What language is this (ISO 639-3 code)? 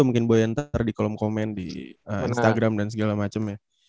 ind